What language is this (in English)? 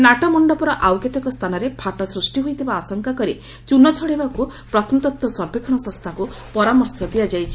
Odia